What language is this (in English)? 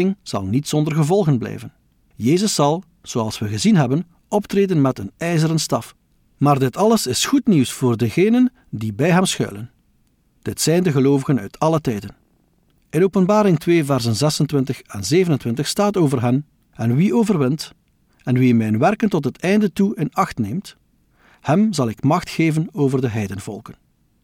Dutch